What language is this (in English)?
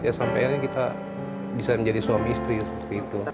Indonesian